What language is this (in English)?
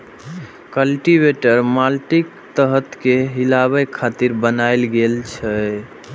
Maithili